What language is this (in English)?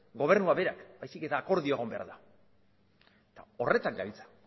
Basque